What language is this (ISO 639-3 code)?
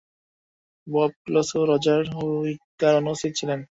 ben